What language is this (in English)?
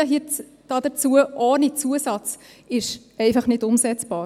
Swiss German